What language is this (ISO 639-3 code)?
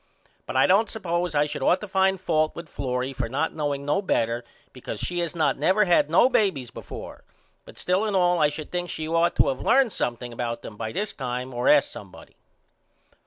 eng